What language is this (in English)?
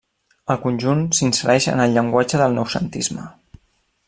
Catalan